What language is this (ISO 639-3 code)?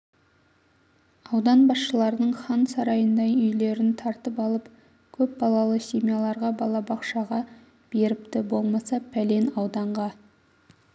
kaz